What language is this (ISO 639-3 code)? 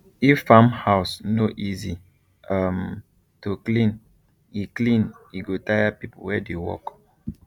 pcm